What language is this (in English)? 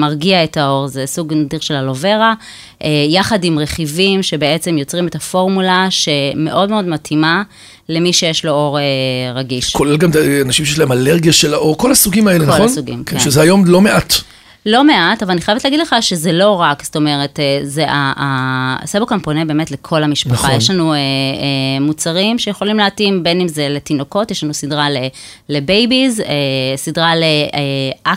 Hebrew